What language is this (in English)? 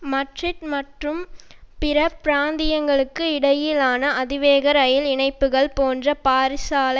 Tamil